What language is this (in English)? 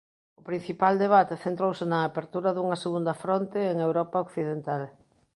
Galician